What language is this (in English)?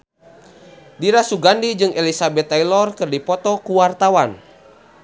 Sundanese